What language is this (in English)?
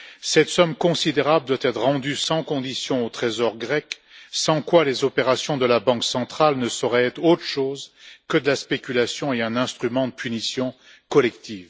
French